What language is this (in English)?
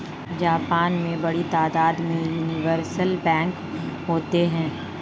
Hindi